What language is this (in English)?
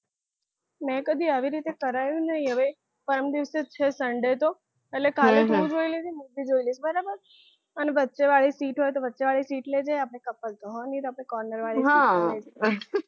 Gujarati